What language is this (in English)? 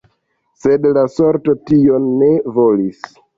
Esperanto